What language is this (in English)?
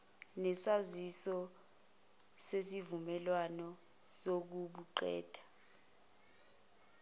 Zulu